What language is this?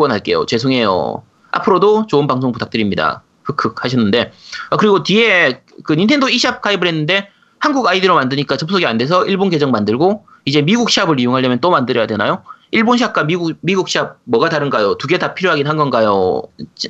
Korean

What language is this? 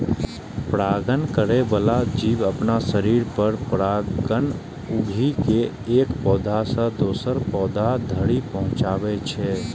Maithili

